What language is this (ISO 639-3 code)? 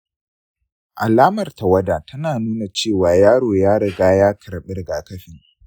hau